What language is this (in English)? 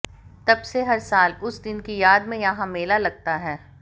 Hindi